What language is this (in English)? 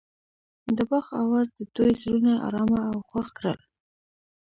Pashto